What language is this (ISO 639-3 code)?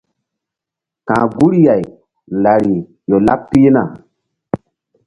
mdd